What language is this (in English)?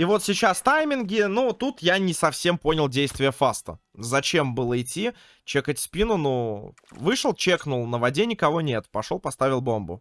Russian